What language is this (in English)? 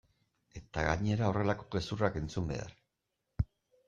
Basque